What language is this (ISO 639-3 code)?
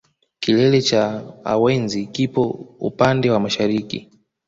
swa